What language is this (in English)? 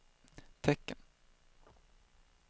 Swedish